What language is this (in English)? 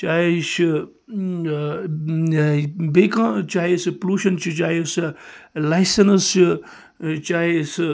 Kashmiri